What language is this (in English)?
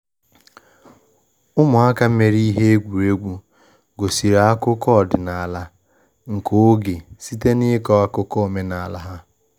Igbo